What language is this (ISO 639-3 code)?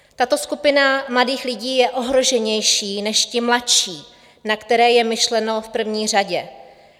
ces